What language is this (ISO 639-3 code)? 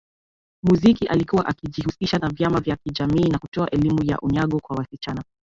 swa